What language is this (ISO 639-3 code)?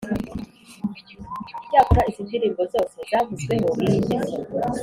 kin